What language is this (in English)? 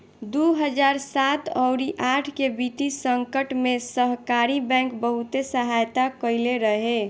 Bhojpuri